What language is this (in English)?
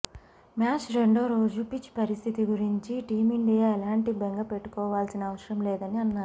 Telugu